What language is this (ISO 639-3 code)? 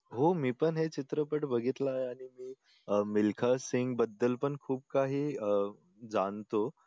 mar